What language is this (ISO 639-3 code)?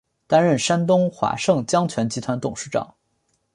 zho